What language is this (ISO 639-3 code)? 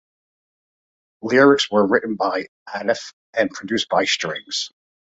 eng